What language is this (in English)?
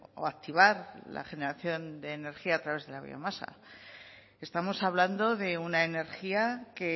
Spanish